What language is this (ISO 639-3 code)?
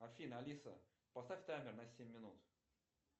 rus